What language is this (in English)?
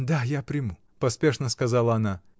Russian